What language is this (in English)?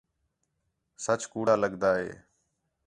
Khetrani